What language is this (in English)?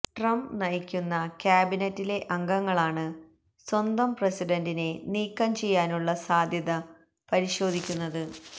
Malayalam